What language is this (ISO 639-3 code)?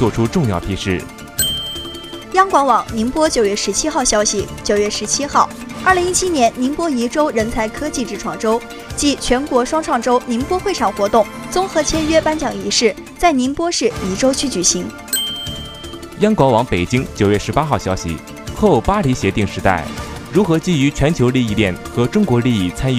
zho